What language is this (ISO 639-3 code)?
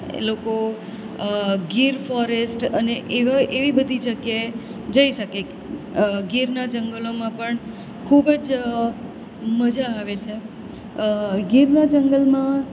guj